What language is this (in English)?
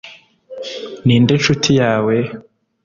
Kinyarwanda